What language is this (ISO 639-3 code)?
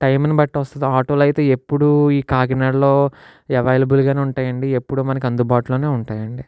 tel